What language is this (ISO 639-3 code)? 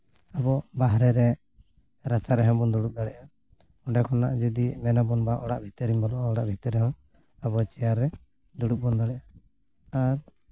sat